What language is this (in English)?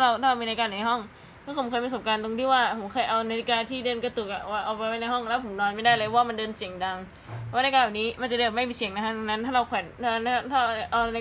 Thai